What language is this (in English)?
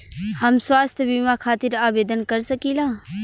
Bhojpuri